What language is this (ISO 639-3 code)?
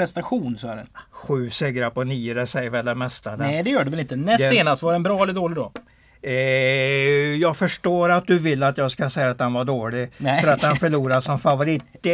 swe